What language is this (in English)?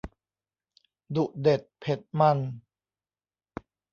Thai